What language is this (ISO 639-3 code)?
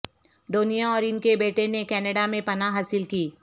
urd